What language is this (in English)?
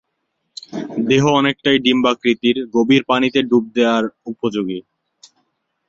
Bangla